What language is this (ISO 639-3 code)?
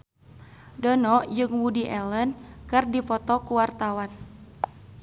sun